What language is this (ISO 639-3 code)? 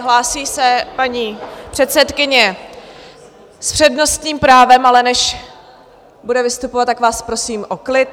ces